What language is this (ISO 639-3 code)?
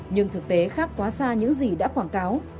vie